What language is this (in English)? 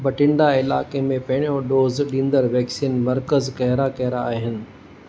Sindhi